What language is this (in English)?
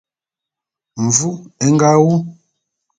Bulu